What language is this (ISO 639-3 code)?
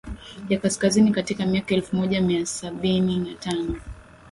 swa